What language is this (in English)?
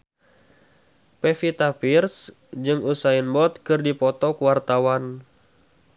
Sundanese